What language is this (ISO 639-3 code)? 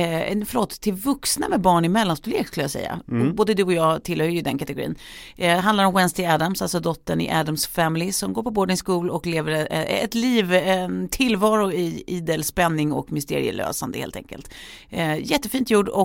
swe